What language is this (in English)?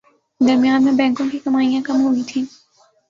Urdu